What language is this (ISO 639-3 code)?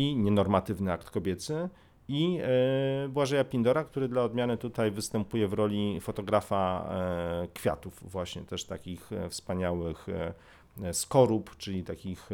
pol